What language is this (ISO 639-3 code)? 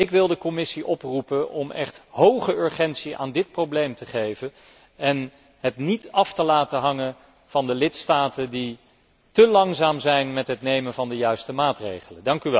nld